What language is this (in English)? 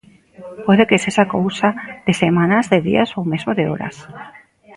Galician